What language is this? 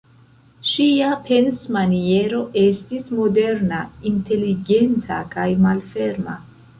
Esperanto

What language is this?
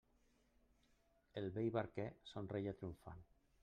Catalan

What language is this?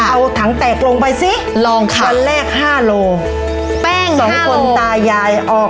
Thai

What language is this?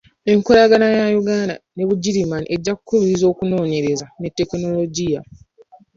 Ganda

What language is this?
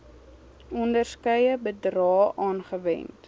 Afrikaans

